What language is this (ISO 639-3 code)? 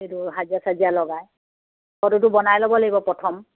asm